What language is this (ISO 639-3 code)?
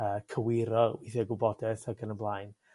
cym